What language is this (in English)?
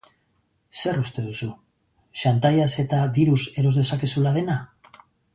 Basque